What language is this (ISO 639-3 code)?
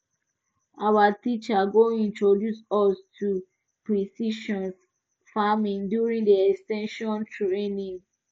pcm